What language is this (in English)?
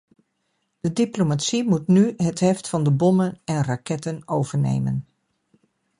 Dutch